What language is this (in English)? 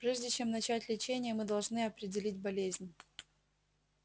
Russian